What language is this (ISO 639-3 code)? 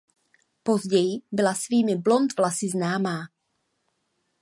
ces